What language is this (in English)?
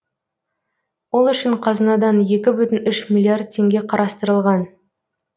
Kazakh